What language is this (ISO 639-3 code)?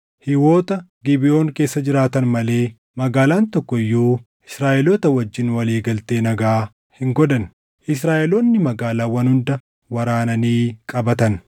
orm